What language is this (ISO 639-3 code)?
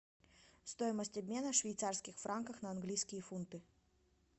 rus